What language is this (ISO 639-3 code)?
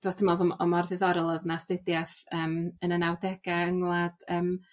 cym